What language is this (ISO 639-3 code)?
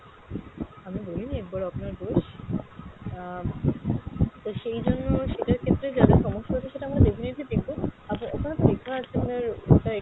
ben